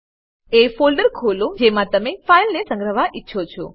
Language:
Gujarati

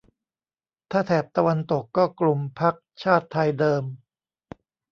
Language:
Thai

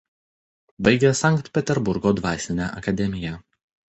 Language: Lithuanian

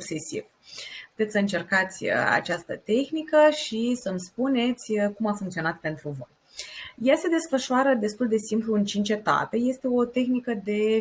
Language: Romanian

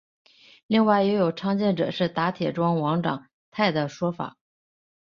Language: Chinese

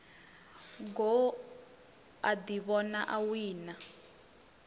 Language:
Venda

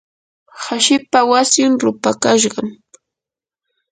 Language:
Yanahuanca Pasco Quechua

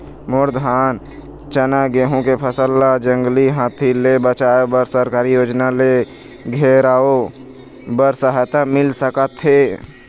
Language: Chhattisgarhi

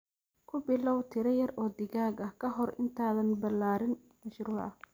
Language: Somali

